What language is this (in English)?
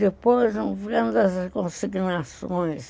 Portuguese